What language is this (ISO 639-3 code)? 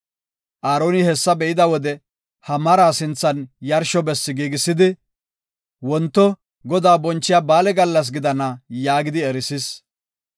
gof